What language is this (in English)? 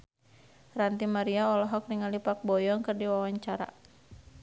Sundanese